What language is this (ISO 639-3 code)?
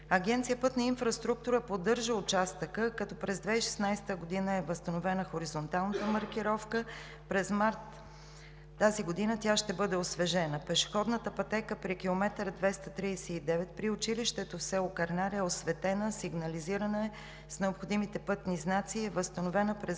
bul